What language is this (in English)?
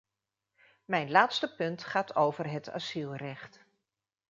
Dutch